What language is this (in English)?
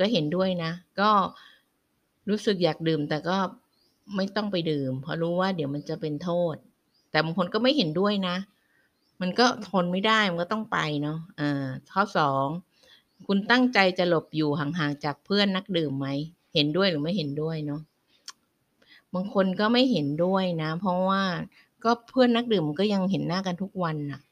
Thai